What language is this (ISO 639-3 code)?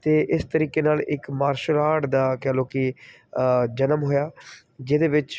pan